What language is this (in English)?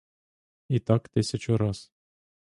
Ukrainian